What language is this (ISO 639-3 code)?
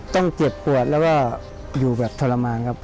tha